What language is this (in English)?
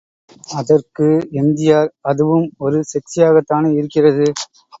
Tamil